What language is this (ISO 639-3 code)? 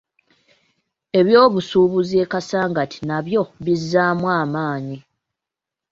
lug